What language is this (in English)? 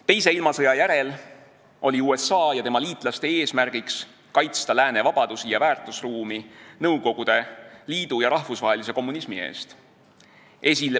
Estonian